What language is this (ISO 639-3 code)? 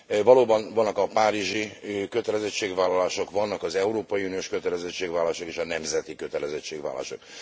hun